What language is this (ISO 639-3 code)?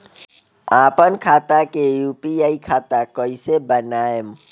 bho